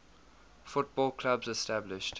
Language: English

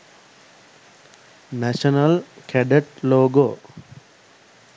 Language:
Sinhala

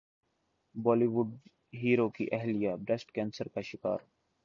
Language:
Urdu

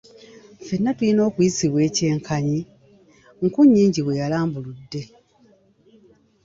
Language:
Ganda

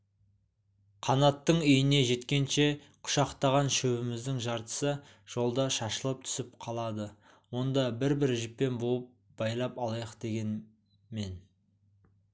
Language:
Kazakh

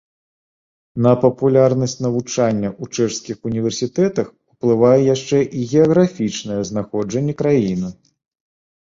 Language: Belarusian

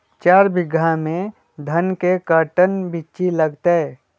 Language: Magahi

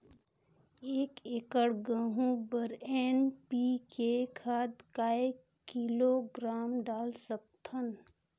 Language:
Chhattisgarhi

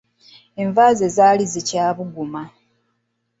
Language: Ganda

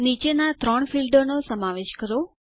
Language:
Gujarati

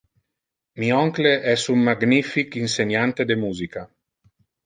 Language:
Interlingua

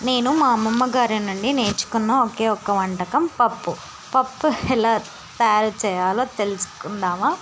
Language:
Telugu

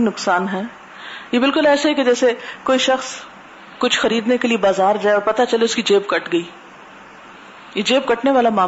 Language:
Urdu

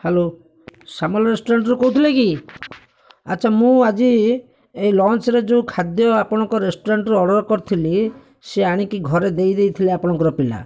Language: Odia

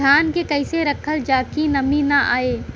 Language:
Bhojpuri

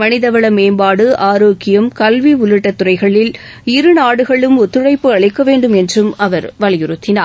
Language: Tamil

